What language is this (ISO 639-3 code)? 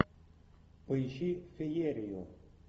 rus